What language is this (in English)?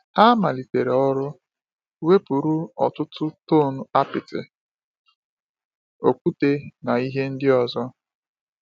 Igbo